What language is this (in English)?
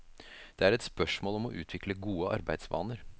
Norwegian